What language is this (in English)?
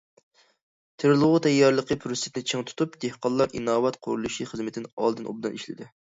Uyghur